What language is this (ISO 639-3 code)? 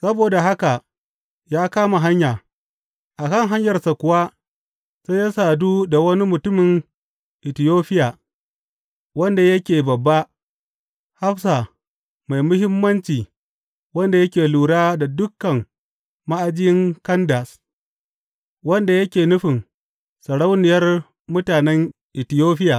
hau